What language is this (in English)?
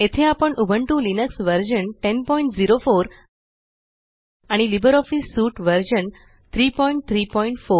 Marathi